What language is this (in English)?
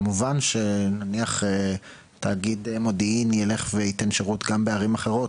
Hebrew